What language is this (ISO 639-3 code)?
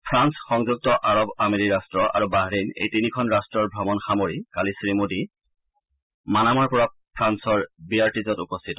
asm